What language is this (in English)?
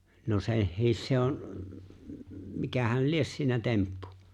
Finnish